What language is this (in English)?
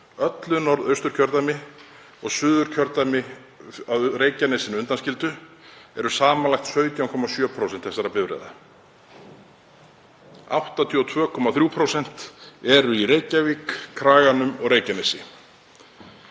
Icelandic